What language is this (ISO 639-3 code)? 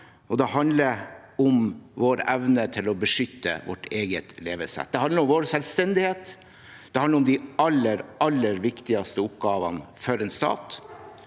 nor